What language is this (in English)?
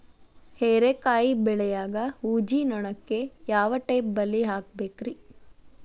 Kannada